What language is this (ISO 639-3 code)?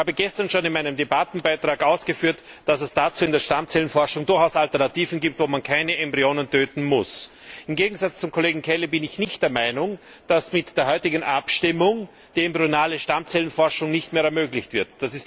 deu